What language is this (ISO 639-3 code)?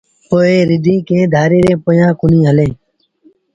sbn